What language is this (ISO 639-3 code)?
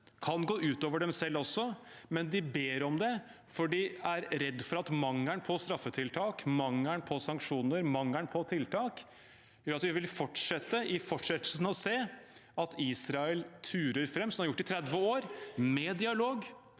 nor